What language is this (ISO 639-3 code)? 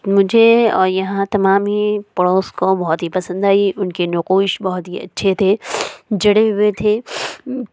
urd